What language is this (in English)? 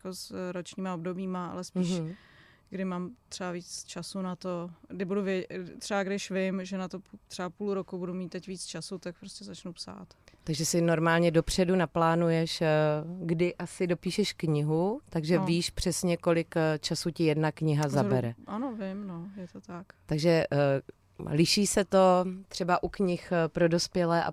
Czech